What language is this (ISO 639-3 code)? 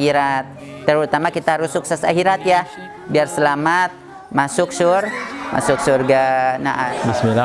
ind